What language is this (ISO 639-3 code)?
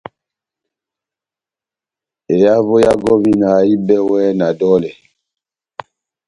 bnm